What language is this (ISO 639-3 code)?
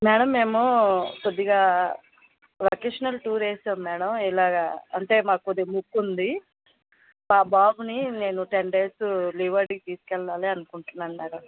tel